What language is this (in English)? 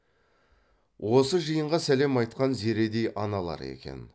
Kazakh